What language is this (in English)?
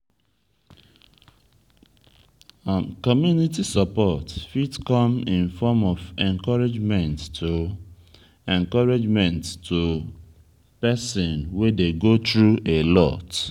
Nigerian Pidgin